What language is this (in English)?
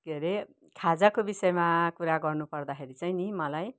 Nepali